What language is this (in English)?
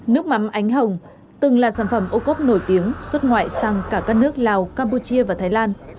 Vietnamese